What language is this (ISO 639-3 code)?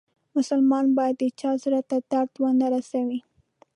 pus